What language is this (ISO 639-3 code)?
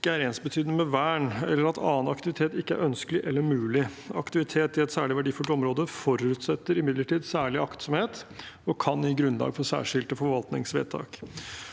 nor